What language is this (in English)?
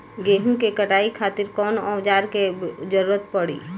Bhojpuri